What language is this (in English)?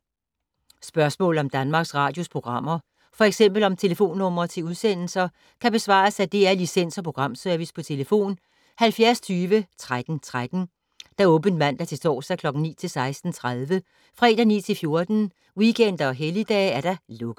Danish